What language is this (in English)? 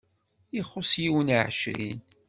Kabyle